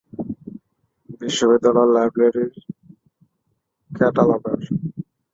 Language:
Bangla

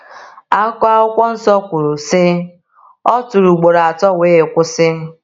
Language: Igbo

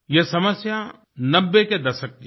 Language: Hindi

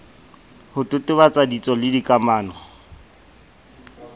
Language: Southern Sotho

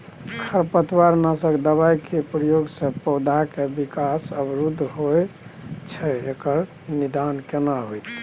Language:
Maithili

